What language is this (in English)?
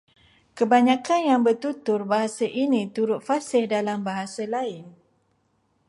Malay